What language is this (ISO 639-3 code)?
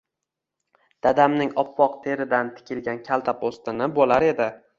uzb